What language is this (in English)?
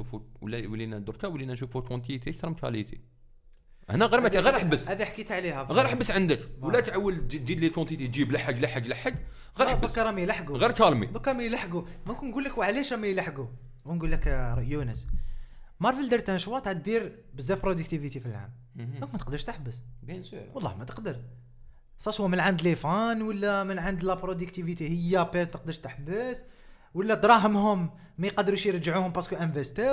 Arabic